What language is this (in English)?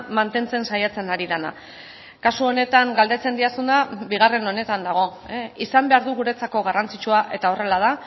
Basque